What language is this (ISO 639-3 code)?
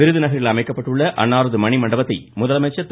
tam